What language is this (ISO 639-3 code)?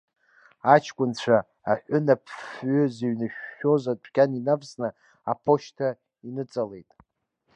abk